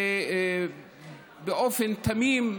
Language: Hebrew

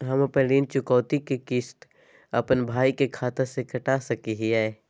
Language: Magahi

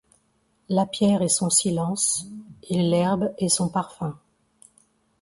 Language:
French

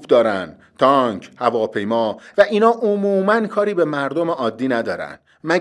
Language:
Persian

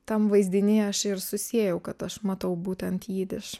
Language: Lithuanian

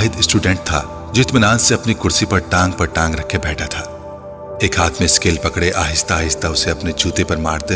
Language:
Urdu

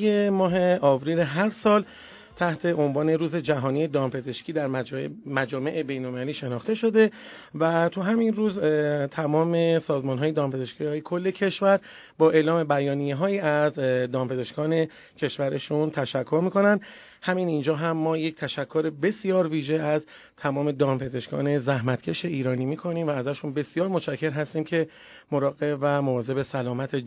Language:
Persian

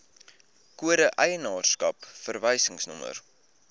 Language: Afrikaans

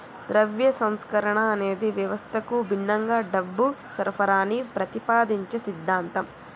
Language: Telugu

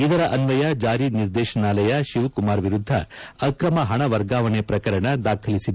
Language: Kannada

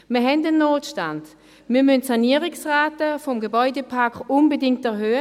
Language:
Swiss German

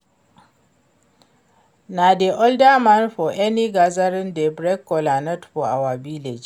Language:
Nigerian Pidgin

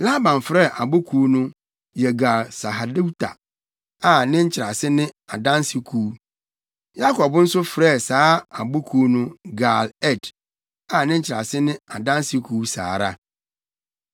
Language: Akan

